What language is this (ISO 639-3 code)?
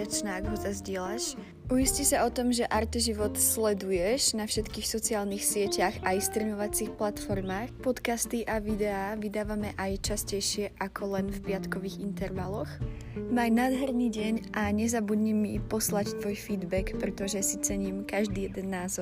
slk